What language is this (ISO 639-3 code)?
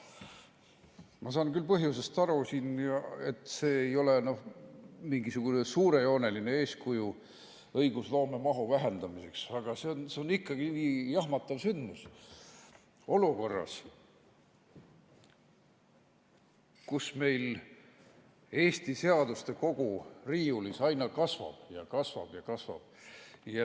est